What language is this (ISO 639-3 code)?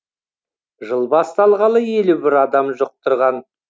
kaz